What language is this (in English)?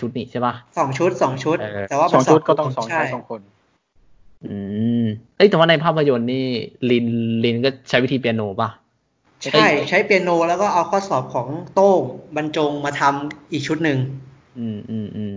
Thai